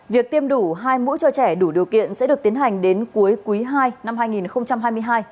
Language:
Vietnamese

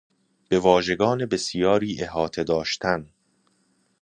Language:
Persian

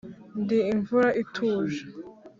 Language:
Kinyarwanda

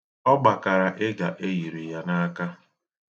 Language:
Igbo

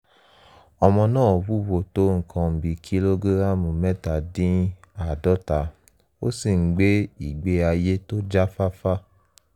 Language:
Yoruba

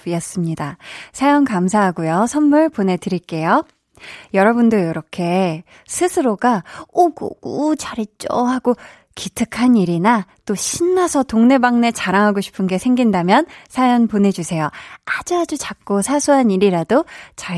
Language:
Korean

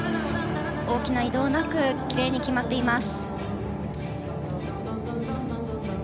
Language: Japanese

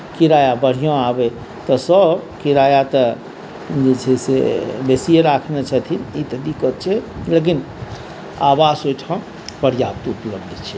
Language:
Maithili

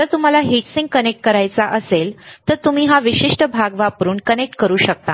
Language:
Marathi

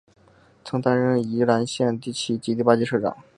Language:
Chinese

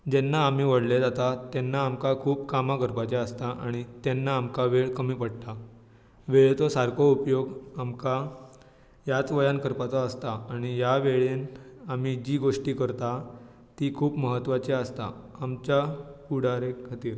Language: Konkani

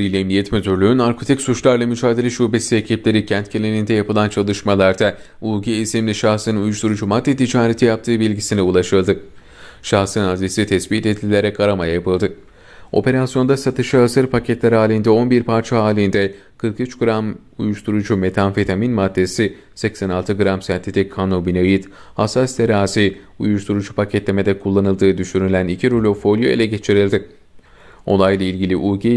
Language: Turkish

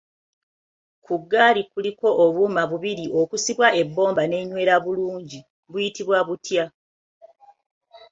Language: Ganda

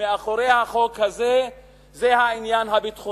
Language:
Hebrew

